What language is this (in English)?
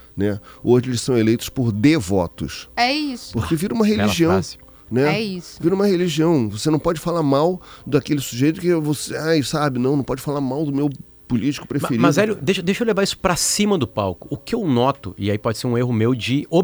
Portuguese